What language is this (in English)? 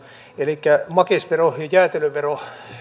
Finnish